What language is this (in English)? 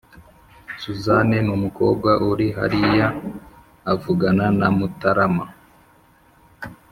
Kinyarwanda